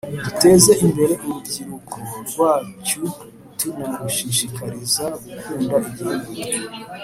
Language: Kinyarwanda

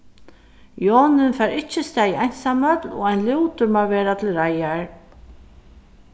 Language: Faroese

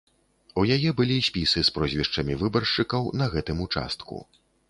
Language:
Belarusian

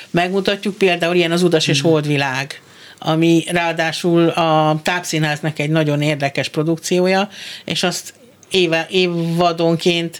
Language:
Hungarian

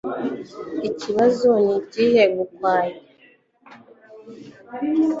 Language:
Kinyarwanda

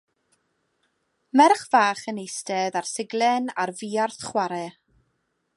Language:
Welsh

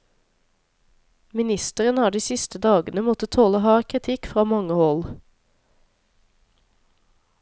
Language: Norwegian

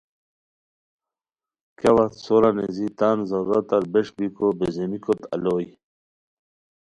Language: Khowar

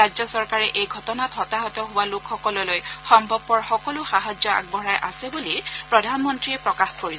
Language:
Assamese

